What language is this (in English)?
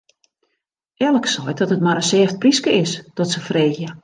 Western Frisian